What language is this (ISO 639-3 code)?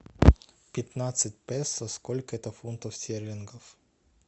rus